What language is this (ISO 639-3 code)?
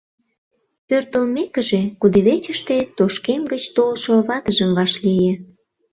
chm